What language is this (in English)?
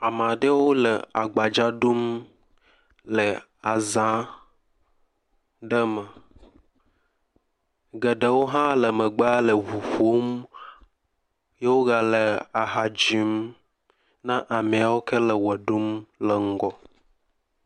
Ewe